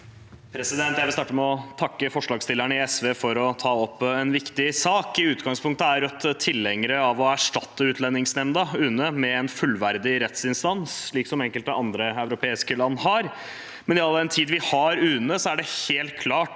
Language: Norwegian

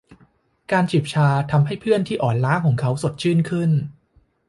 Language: Thai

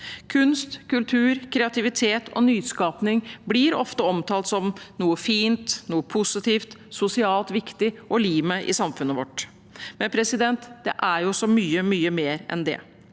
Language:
Norwegian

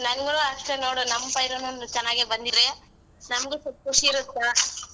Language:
Kannada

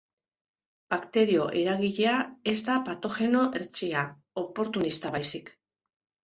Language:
Basque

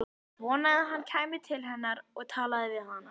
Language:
Icelandic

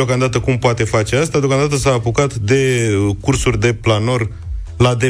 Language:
Romanian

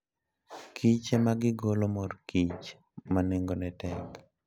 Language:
Luo (Kenya and Tanzania)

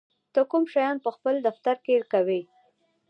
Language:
Pashto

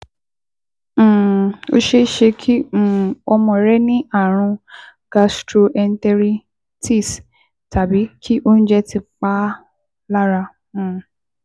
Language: Yoruba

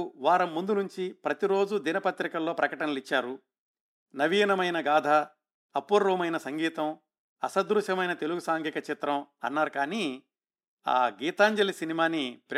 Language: Telugu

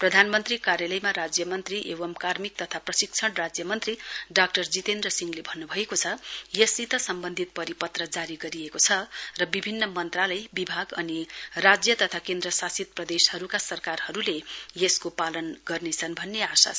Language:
Nepali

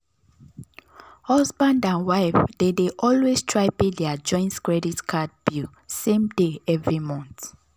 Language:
Nigerian Pidgin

